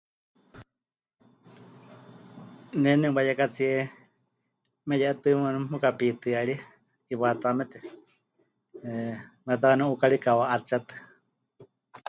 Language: Huichol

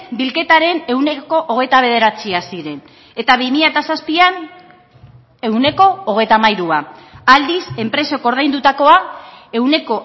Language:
Basque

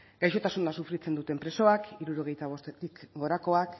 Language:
Basque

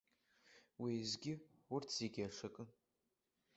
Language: Abkhazian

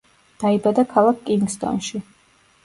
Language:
Georgian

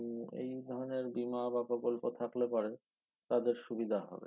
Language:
Bangla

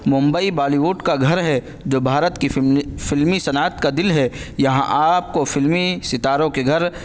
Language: Urdu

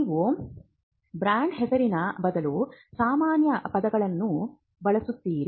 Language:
Kannada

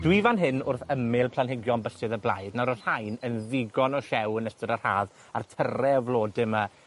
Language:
Welsh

